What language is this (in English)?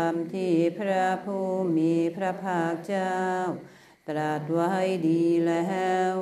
Thai